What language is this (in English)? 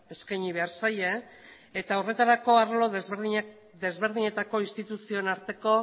Basque